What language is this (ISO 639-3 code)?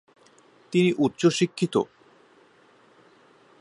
ben